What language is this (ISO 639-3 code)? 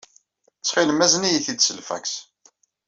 kab